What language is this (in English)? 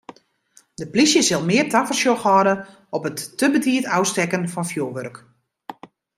Western Frisian